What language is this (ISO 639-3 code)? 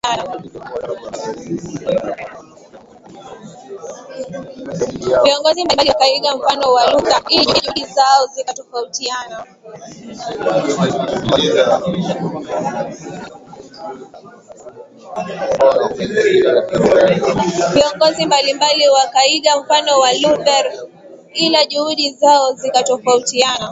swa